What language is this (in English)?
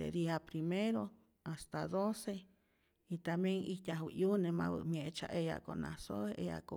Rayón Zoque